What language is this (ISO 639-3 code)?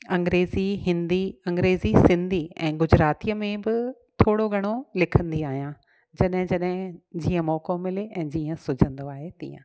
snd